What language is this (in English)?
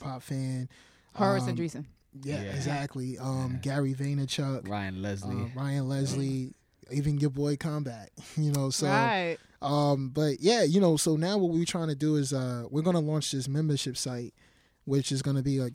English